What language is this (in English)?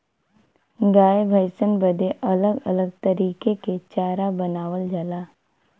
Bhojpuri